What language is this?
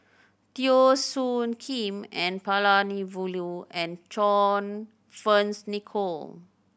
English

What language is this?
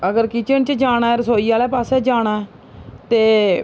Dogri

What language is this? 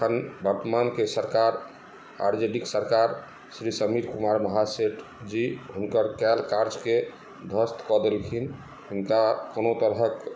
Maithili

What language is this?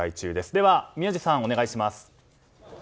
Japanese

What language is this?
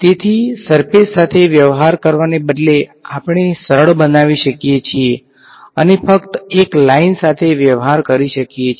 Gujarati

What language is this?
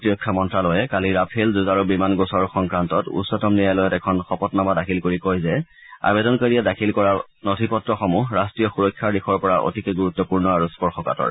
Assamese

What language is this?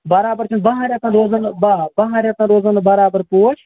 Kashmiri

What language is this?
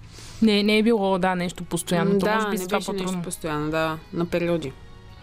Bulgarian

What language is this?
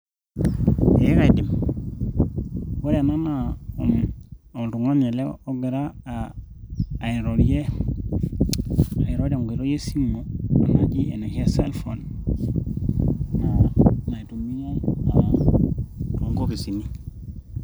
Masai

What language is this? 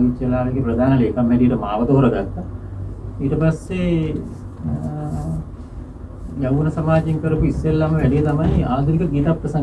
Indonesian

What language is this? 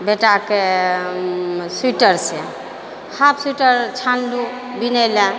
Maithili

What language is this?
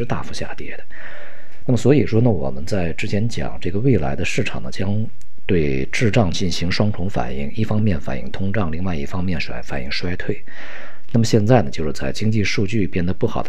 Chinese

